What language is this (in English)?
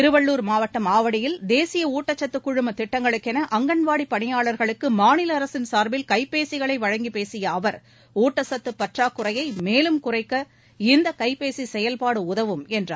Tamil